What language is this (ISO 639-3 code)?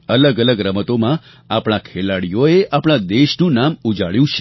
guj